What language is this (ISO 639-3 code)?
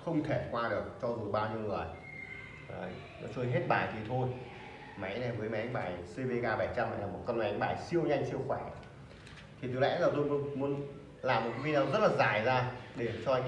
vie